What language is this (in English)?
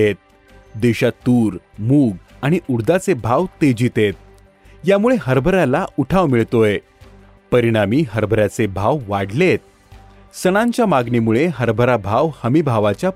Marathi